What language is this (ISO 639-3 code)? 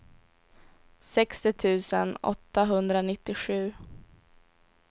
swe